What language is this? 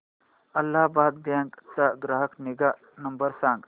Marathi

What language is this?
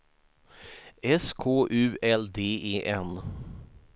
Swedish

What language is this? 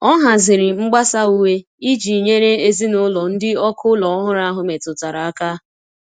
Igbo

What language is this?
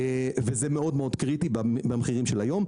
Hebrew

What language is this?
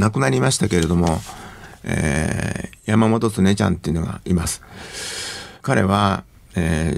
Japanese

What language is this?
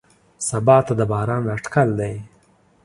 Pashto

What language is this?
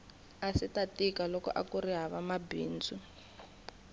Tsonga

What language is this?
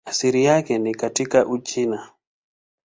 Swahili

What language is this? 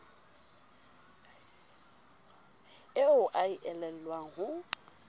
Southern Sotho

